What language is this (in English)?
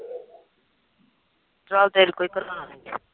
Punjabi